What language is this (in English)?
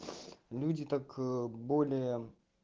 Russian